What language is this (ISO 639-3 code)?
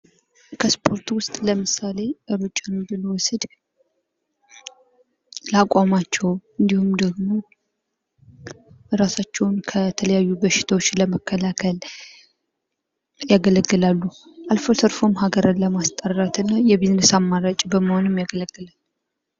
amh